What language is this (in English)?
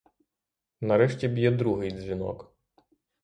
Ukrainian